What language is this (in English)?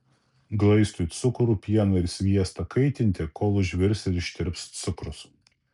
Lithuanian